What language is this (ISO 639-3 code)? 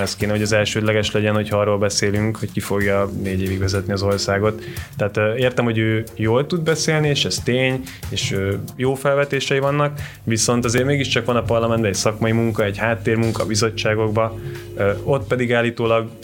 hun